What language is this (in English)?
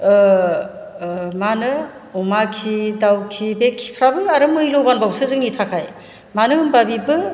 Bodo